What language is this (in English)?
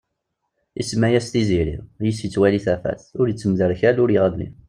Kabyle